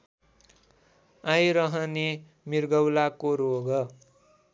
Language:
Nepali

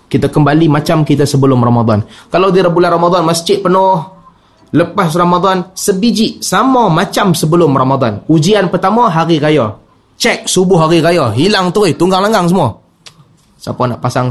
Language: Malay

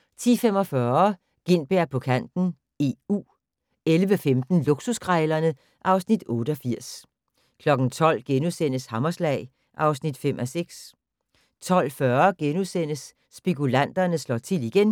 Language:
Danish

